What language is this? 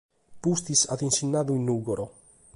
Sardinian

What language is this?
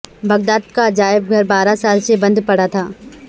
Urdu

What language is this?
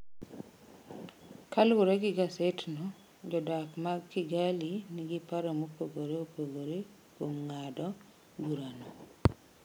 Luo (Kenya and Tanzania)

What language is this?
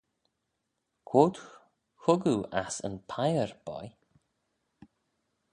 Manx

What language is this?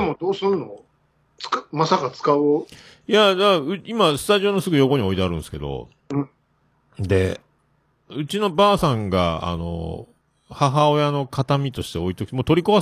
Japanese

